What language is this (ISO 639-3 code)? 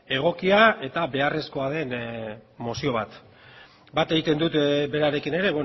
eus